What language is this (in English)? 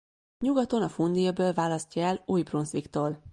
Hungarian